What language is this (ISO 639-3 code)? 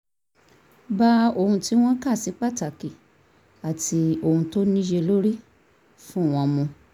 yor